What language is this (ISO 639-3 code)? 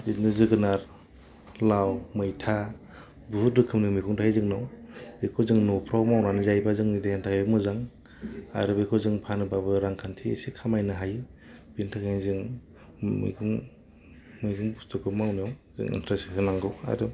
brx